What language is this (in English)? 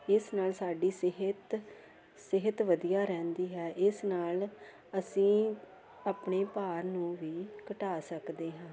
Punjabi